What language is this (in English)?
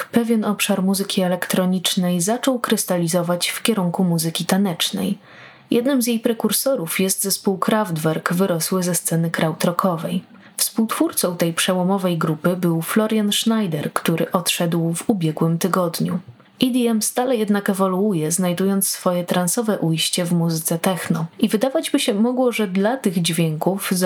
Polish